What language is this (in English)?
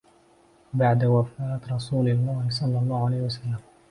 Arabic